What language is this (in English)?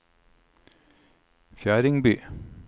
Norwegian